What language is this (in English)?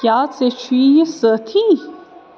Kashmiri